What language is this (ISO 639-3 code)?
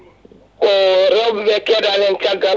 ful